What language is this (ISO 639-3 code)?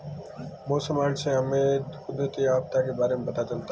hin